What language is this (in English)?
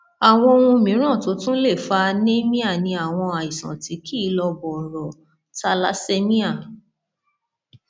Yoruba